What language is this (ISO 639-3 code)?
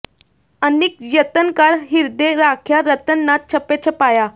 pan